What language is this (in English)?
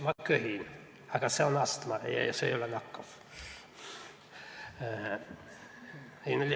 Estonian